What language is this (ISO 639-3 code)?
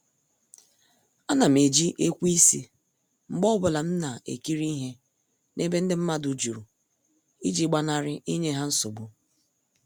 ibo